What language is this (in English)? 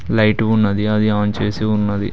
Telugu